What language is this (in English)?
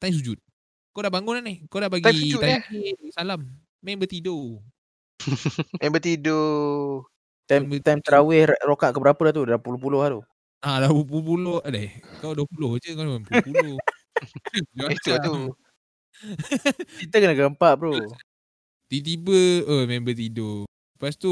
Malay